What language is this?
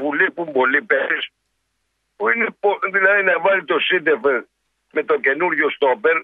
Greek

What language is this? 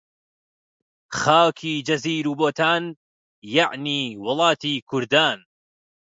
Central Kurdish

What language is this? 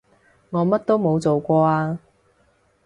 Cantonese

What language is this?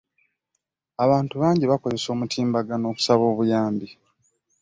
Ganda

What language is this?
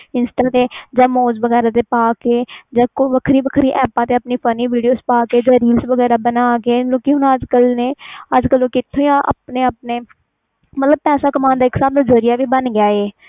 Punjabi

